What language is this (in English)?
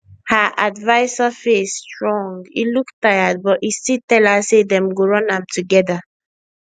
Nigerian Pidgin